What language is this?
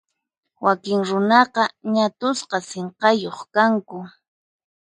Puno Quechua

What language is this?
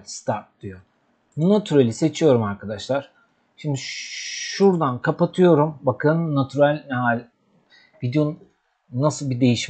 Turkish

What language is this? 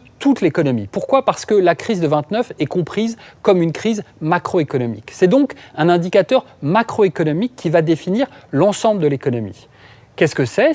French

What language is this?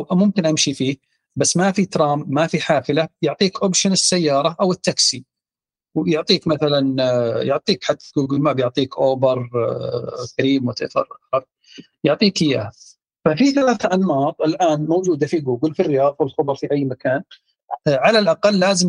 Arabic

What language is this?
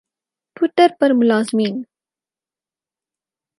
Urdu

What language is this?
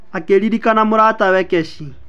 Kikuyu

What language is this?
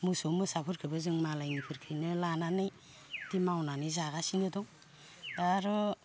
Bodo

